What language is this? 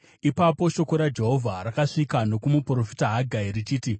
Shona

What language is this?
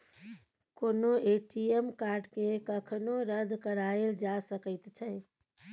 Maithili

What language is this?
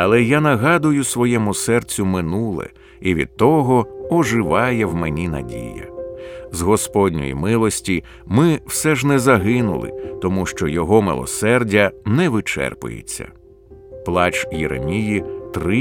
Ukrainian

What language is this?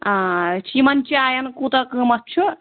Kashmiri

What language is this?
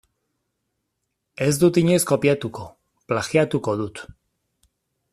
Basque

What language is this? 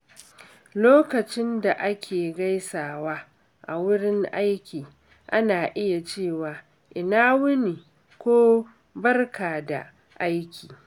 Hausa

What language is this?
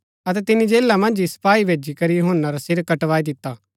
Gaddi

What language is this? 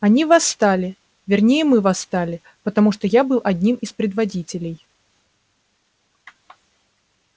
Russian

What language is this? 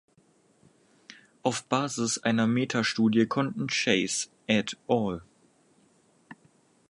German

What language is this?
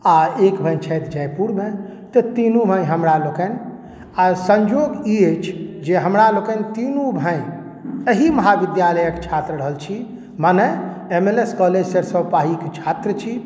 Maithili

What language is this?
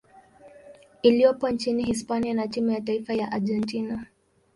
Swahili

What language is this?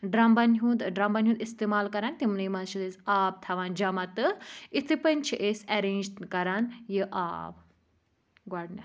Kashmiri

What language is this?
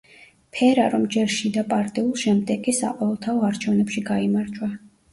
Georgian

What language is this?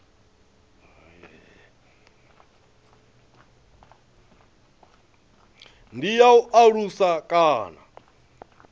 Venda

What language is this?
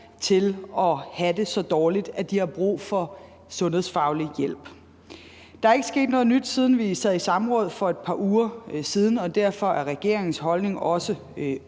Danish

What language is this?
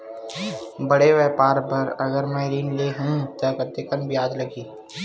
Chhattisgarhi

